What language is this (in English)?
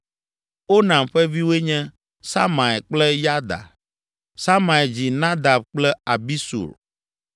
Ewe